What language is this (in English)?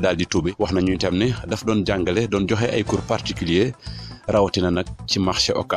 French